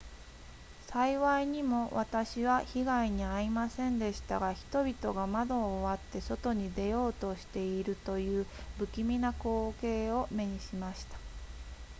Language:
Japanese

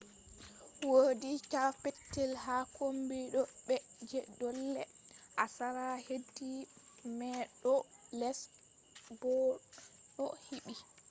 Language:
Fula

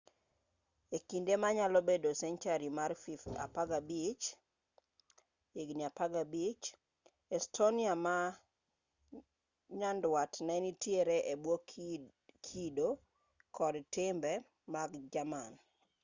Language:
Luo (Kenya and Tanzania)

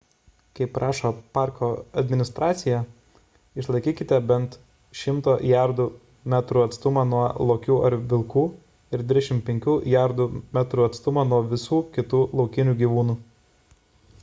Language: Lithuanian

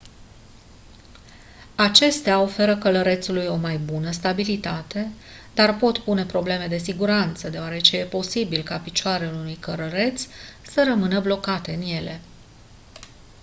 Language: Romanian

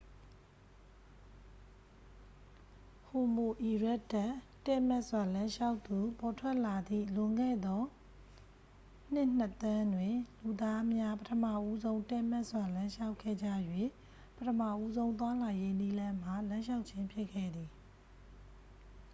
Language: Burmese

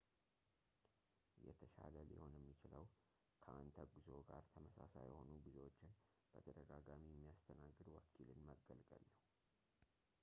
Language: Amharic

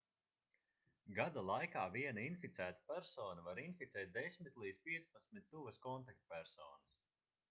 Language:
Latvian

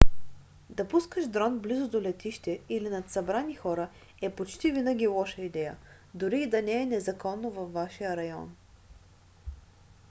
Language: Bulgarian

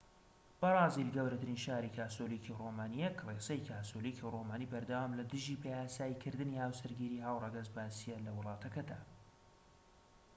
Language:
Central Kurdish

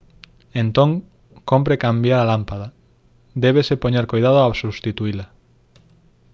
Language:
Galician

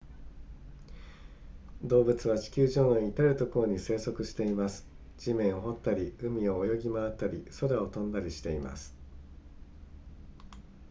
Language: Japanese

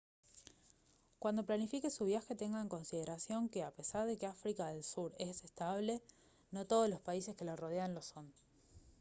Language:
Spanish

